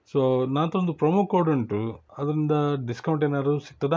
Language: Kannada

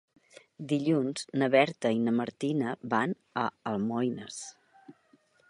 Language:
Catalan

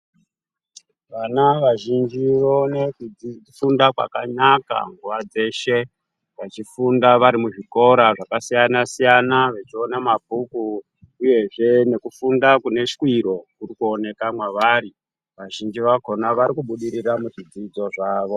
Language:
Ndau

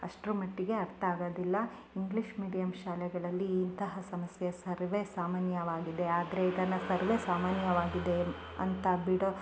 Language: Kannada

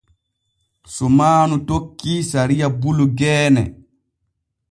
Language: Borgu Fulfulde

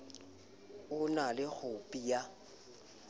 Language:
Southern Sotho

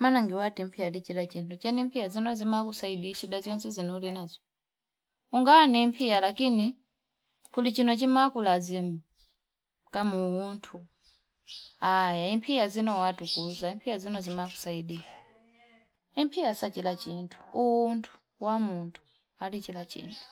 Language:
Fipa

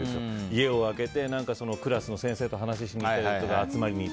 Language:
Japanese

